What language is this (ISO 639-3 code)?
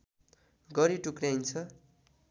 nep